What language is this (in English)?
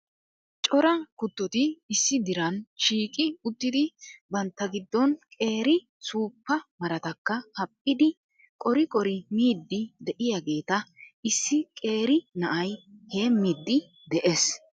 Wolaytta